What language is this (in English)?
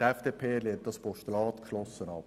Swiss German